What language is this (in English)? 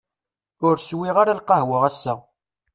Kabyle